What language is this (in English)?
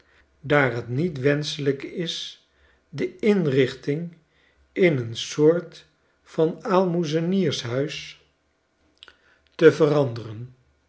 Dutch